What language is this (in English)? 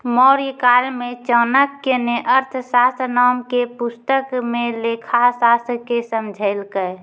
Maithili